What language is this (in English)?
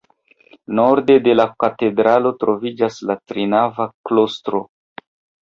Esperanto